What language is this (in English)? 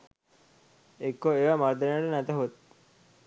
Sinhala